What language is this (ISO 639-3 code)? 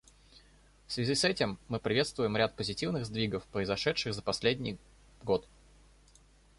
rus